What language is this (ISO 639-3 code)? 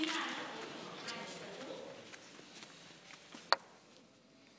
heb